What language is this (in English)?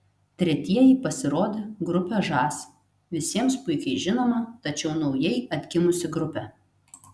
Lithuanian